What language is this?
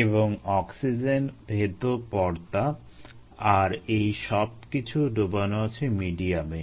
Bangla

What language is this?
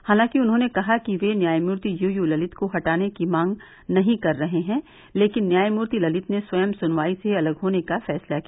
Hindi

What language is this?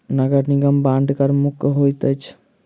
Maithili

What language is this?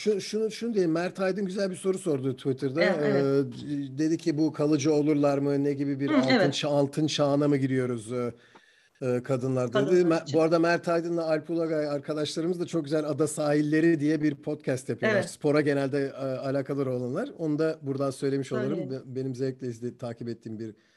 Turkish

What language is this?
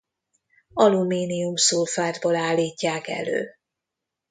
Hungarian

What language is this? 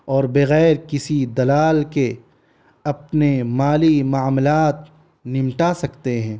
Urdu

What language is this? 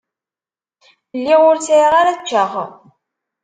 Kabyle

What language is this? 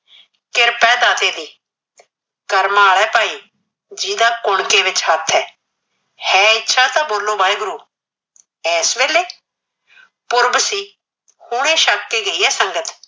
Punjabi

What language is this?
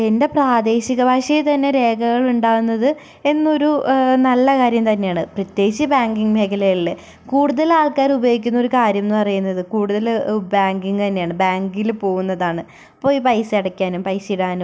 Malayalam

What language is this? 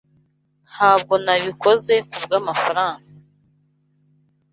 Kinyarwanda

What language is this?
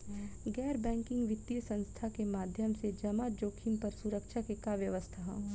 Bhojpuri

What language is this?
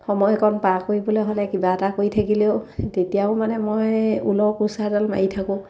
Assamese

